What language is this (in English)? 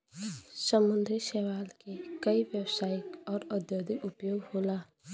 Bhojpuri